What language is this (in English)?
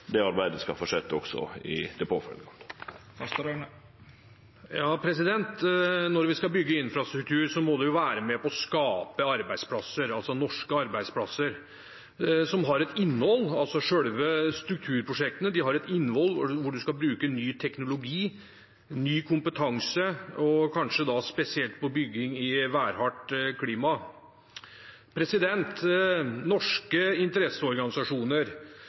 Norwegian